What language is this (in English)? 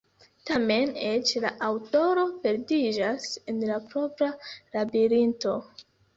Esperanto